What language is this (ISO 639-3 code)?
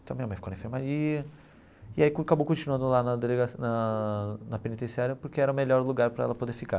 por